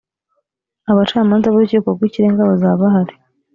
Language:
Kinyarwanda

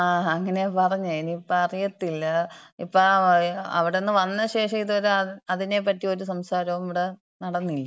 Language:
Malayalam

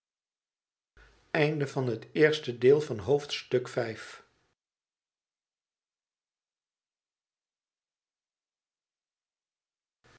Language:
Dutch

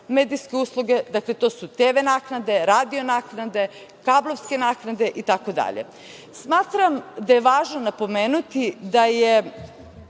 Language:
Serbian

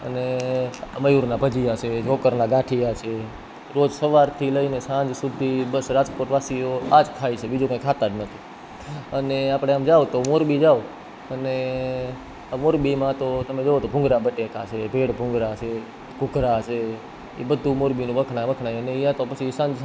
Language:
Gujarati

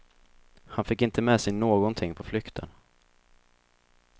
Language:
Swedish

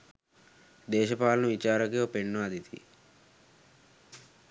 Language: Sinhala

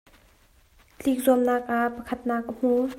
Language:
Hakha Chin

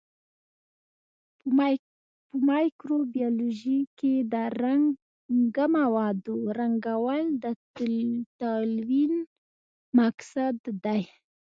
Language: Pashto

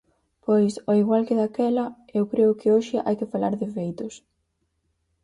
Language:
Galician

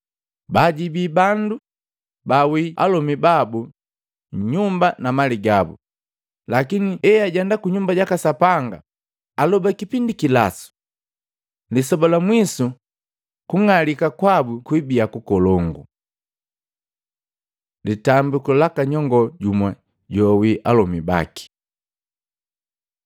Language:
Matengo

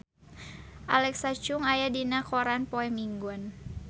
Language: Sundanese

